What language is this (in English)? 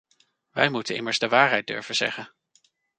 Dutch